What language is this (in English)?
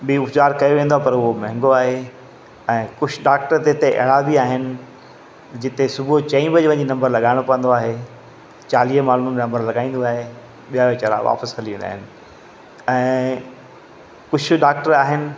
Sindhi